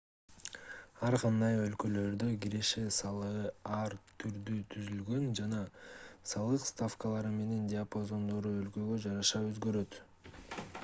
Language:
Kyrgyz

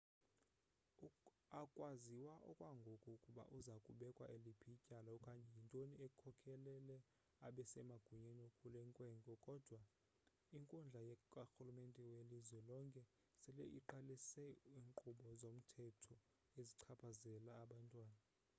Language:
Xhosa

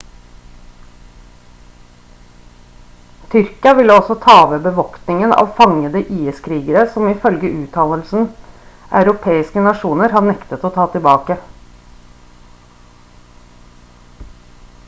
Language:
Norwegian Bokmål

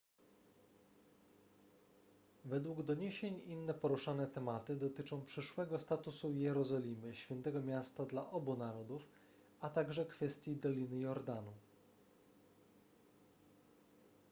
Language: Polish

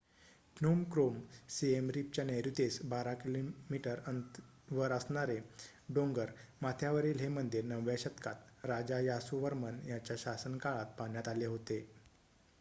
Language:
Marathi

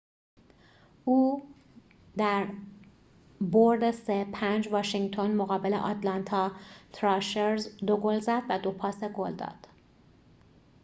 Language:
Persian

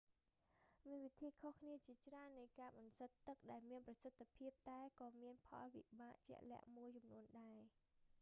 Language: Khmer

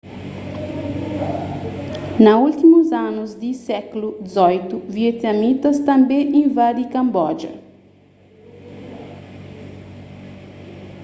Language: Kabuverdianu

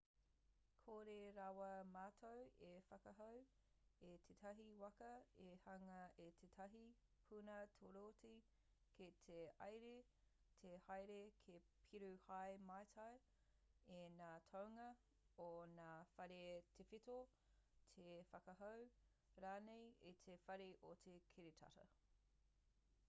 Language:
Māori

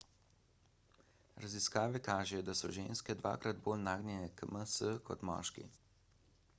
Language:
Slovenian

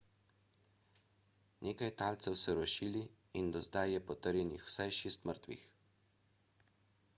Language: Slovenian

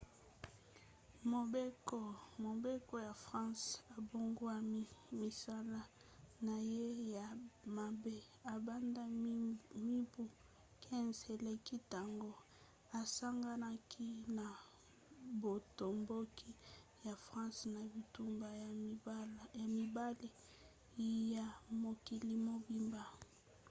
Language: Lingala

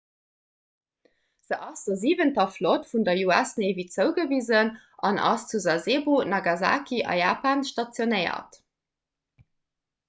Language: Luxembourgish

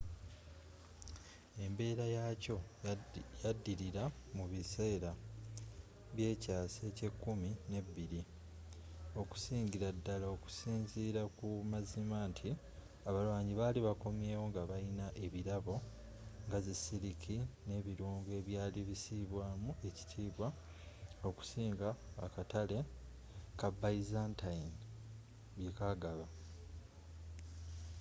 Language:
Ganda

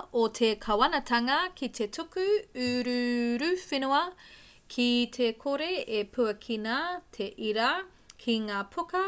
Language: Māori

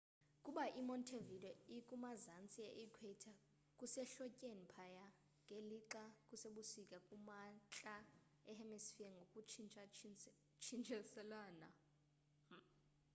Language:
Xhosa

